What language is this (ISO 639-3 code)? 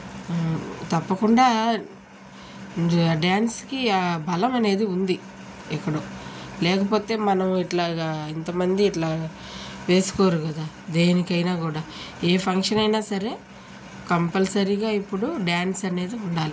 tel